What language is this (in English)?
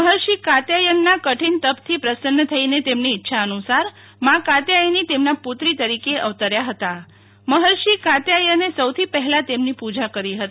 Gujarati